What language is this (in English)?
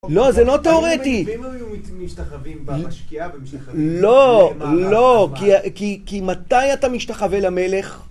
Hebrew